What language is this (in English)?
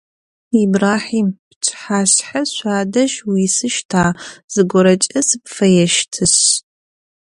Adyghe